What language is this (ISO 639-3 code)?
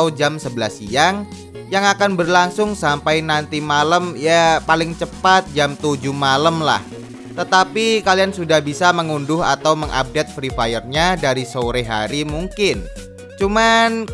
ind